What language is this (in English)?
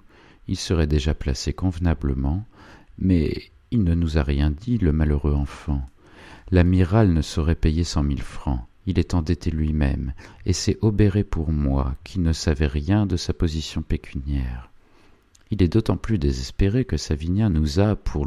French